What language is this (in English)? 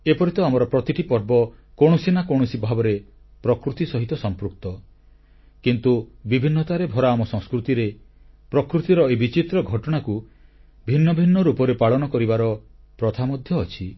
Odia